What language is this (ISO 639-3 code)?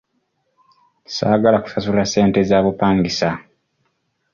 lug